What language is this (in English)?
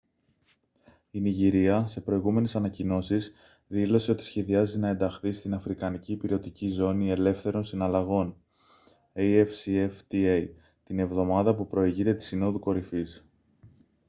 Greek